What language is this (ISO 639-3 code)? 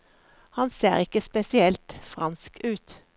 nor